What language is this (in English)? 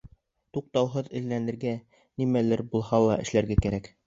Bashkir